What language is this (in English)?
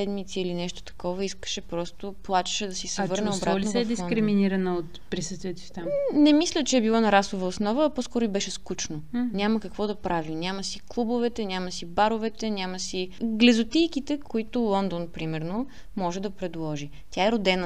Bulgarian